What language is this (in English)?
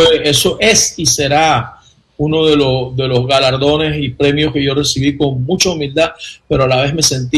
Spanish